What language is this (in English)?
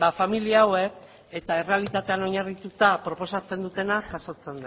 Basque